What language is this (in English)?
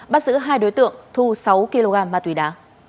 Vietnamese